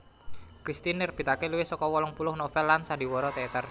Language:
Javanese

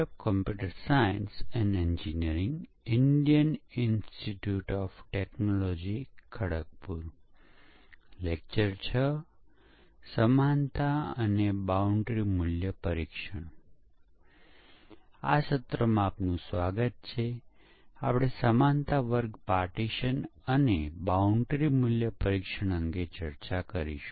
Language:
Gujarati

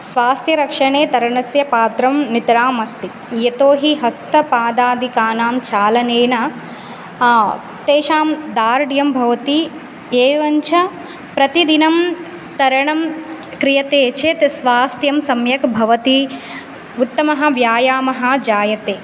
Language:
Sanskrit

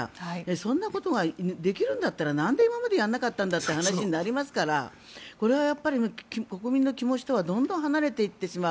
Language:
Japanese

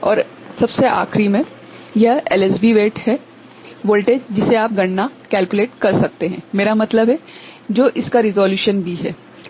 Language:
Hindi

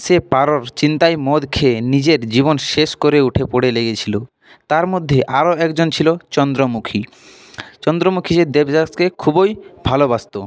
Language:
Bangla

